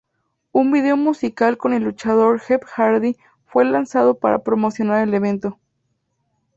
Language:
Spanish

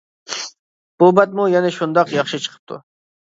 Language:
Uyghur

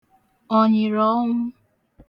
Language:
Igbo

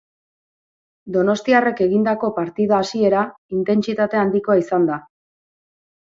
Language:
Basque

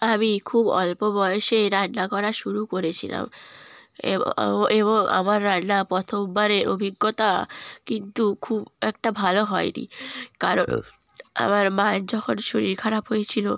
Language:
Bangla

